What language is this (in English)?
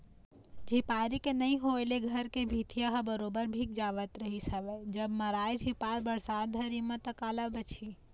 Chhattisgarhi